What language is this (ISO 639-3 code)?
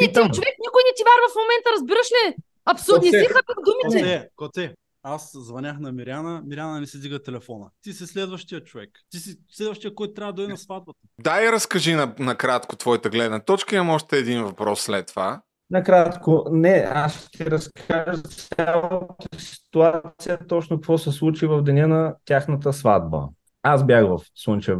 bul